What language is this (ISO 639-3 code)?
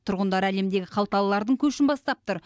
kaz